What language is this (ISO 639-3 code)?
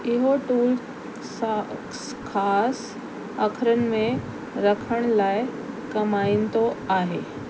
snd